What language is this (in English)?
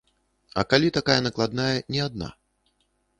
Belarusian